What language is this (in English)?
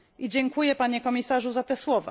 Polish